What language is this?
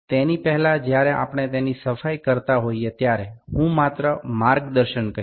Gujarati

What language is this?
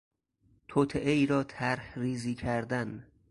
Persian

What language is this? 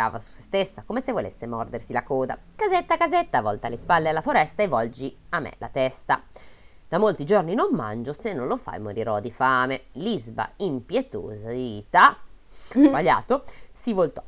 Italian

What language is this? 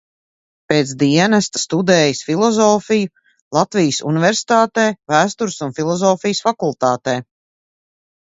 Latvian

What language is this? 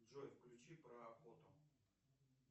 Russian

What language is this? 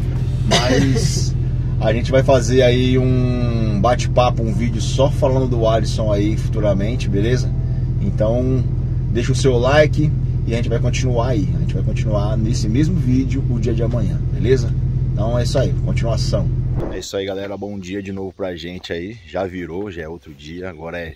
Portuguese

